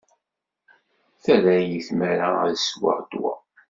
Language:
Kabyle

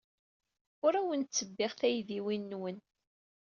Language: Kabyle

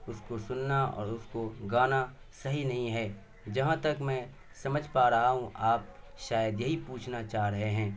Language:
Urdu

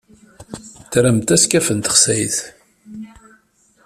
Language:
Kabyle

